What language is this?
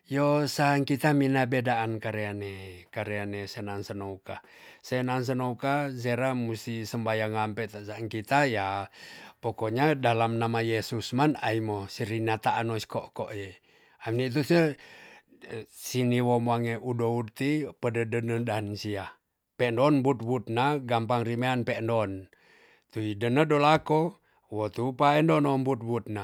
Tonsea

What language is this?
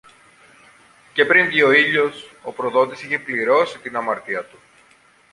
Greek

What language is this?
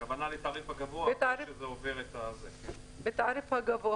Hebrew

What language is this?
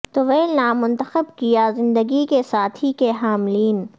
Urdu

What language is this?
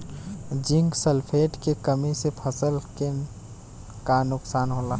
Bhojpuri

